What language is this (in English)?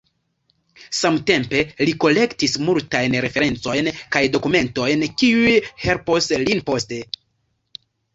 Esperanto